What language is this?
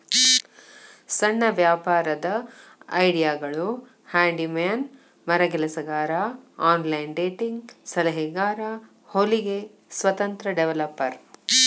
Kannada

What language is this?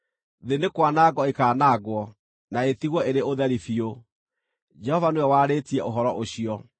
Kikuyu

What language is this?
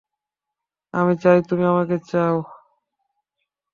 Bangla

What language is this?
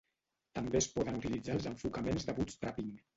Catalan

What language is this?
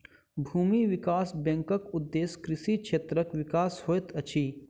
Maithili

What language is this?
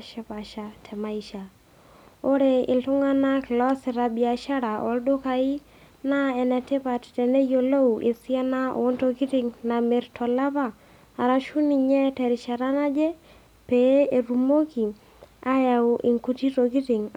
Masai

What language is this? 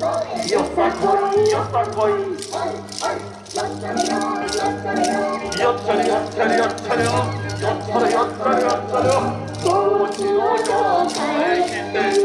Japanese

